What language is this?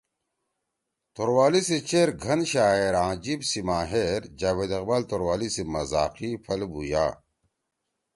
Torwali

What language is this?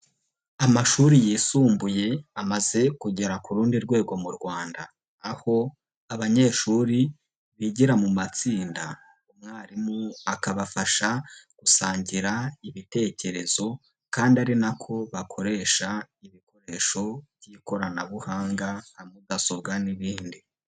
Kinyarwanda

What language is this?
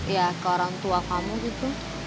Indonesian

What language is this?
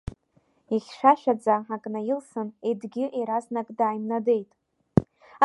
Abkhazian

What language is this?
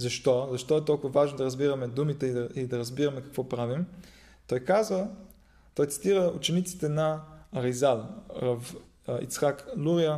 Bulgarian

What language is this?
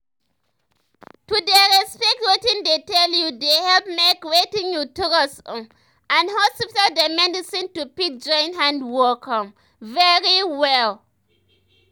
Nigerian Pidgin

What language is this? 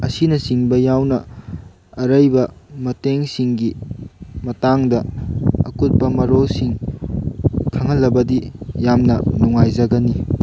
Manipuri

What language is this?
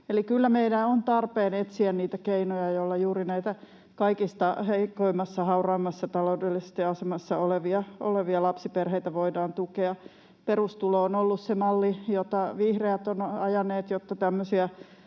Finnish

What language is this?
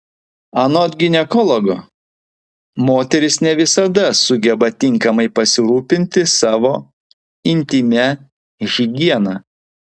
Lithuanian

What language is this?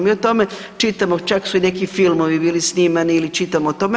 Croatian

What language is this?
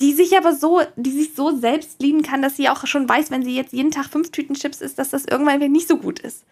German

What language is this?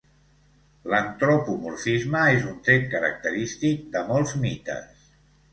Catalan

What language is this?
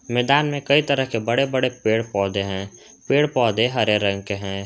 Hindi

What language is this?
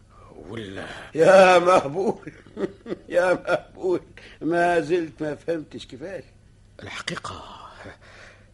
Arabic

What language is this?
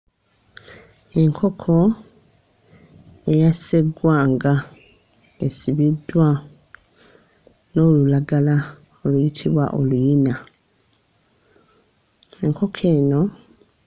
Ganda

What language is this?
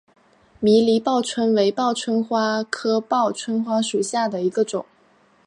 Chinese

